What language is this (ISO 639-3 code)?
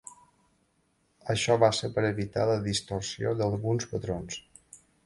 cat